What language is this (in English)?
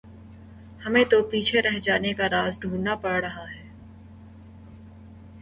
Urdu